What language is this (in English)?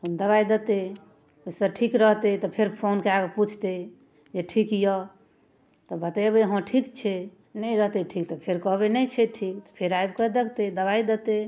Maithili